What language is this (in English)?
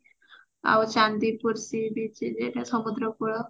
Odia